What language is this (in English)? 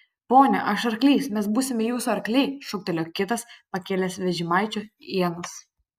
Lithuanian